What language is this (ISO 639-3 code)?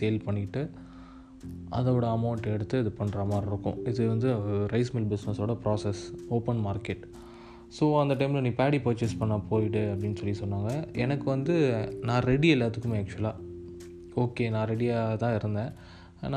tam